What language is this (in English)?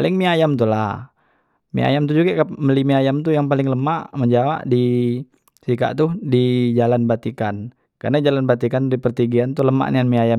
Musi